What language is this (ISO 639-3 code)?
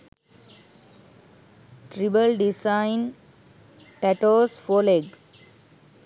sin